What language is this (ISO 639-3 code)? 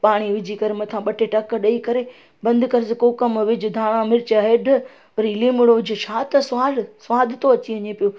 snd